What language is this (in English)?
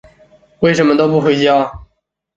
Chinese